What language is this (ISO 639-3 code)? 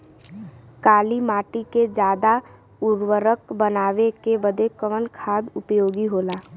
bho